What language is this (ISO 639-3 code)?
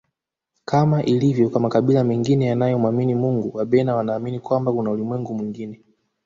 swa